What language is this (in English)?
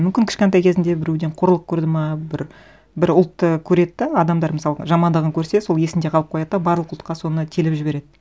Kazakh